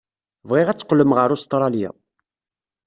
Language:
Kabyle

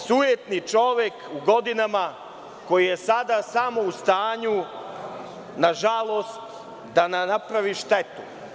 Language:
Serbian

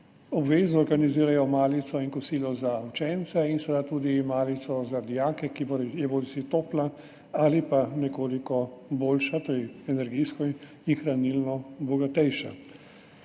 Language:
Slovenian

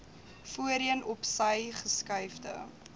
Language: Afrikaans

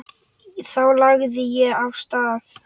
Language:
Icelandic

